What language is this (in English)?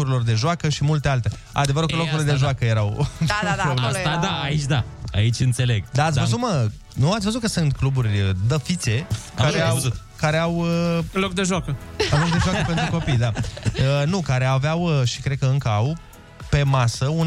Romanian